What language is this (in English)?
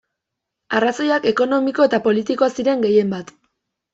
Basque